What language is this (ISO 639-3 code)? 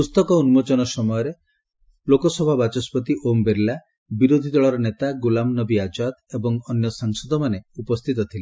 ori